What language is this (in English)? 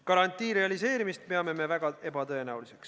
Estonian